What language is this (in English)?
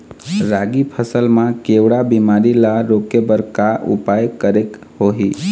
Chhattisgarhi